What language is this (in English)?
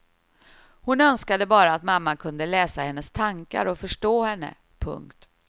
Swedish